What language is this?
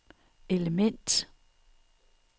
Danish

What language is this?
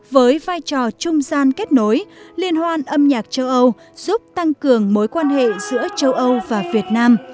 Vietnamese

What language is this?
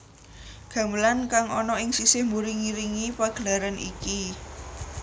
Javanese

